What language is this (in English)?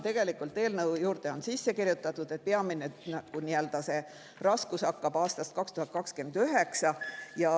Estonian